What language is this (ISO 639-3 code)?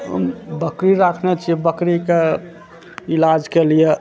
mai